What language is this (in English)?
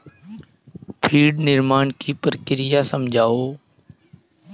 Hindi